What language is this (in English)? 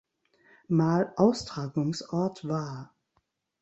German